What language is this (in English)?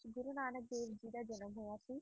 Punjabi